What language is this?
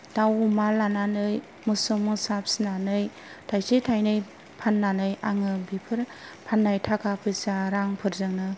Bodo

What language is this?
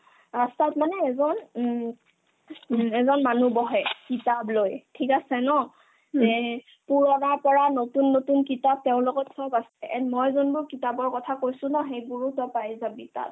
Assamese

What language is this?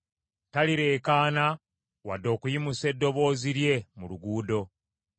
Ganda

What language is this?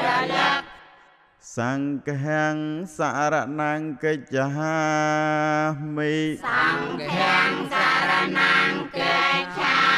Thai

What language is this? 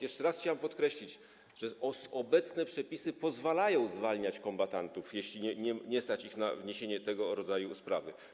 Polish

